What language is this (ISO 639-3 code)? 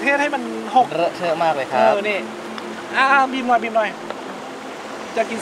tha